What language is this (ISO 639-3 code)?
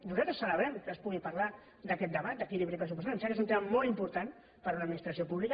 cat